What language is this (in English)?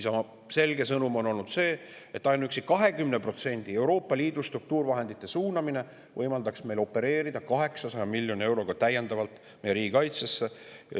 Estonian